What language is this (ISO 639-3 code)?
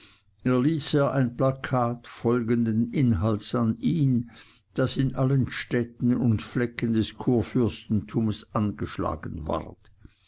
deu